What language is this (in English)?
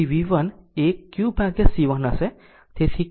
Gujarati